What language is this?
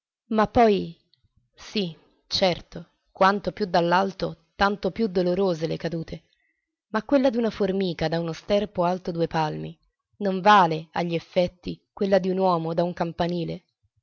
Italian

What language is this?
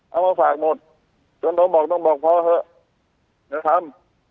Thai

